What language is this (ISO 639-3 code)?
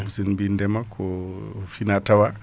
ful